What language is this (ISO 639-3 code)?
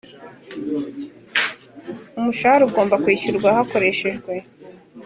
kin